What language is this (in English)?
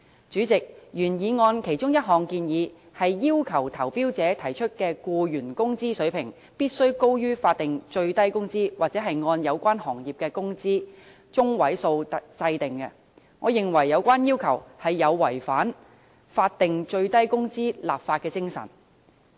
Cantonese